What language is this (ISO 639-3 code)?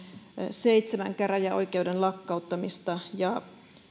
fin